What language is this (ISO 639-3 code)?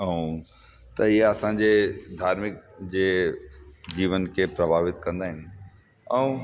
snd